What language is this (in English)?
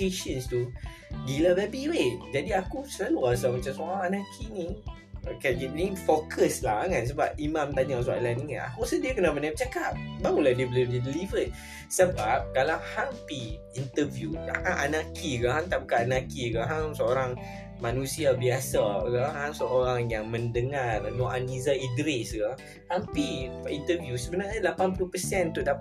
Malay